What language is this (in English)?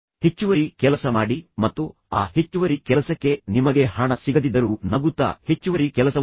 Kannada